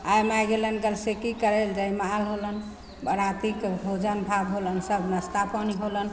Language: Maithili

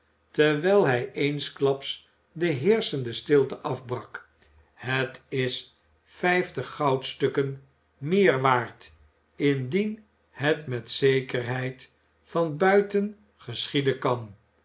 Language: Dutch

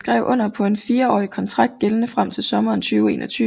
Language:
Danish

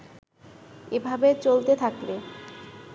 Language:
Bangla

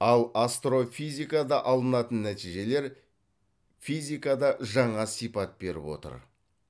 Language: Kazakh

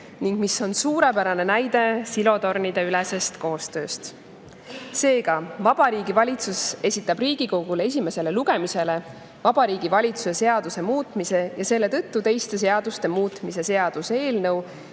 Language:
Estonian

